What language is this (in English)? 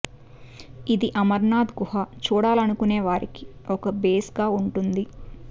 Telugu